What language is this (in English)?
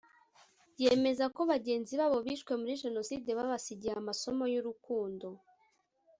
Kinyarwanda